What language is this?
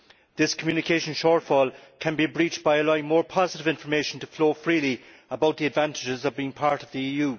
English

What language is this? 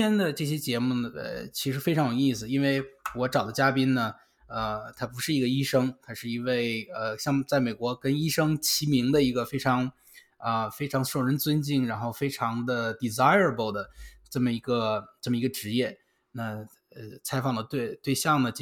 Chinese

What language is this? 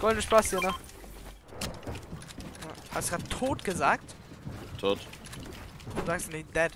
German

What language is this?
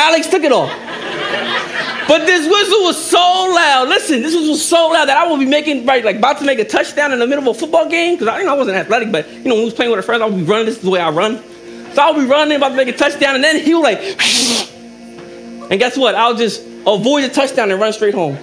English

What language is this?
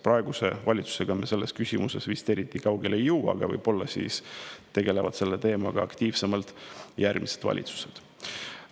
Estonian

